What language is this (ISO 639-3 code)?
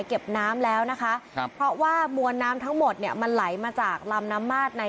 tha